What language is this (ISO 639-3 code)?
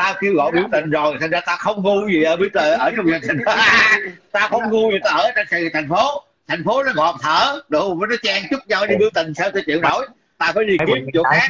vie